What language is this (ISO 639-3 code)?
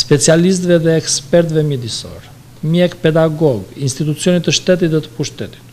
ron